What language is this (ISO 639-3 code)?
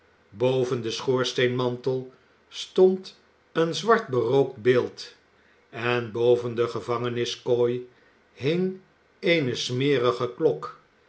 nld